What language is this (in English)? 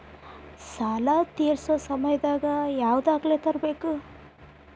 Kannada